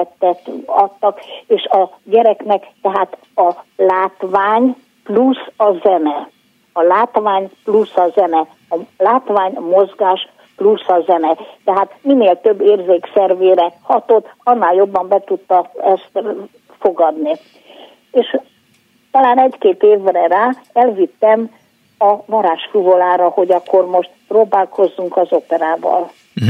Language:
Hungarian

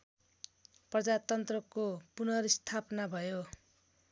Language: Nepali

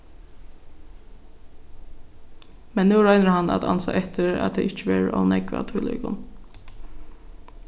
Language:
Faroese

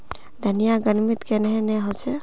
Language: Magahi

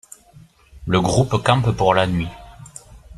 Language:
French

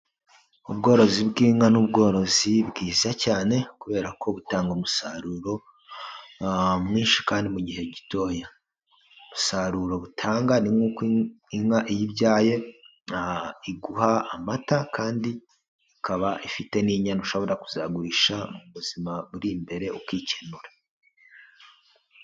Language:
Kinyarwanda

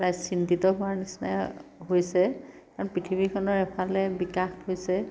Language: Assamese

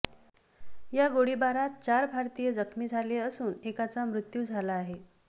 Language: Marathi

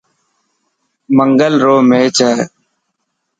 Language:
Dhatki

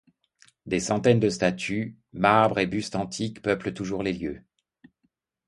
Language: French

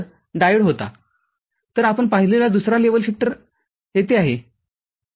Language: Marathi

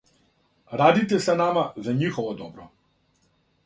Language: Serbian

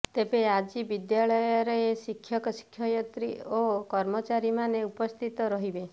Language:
Odia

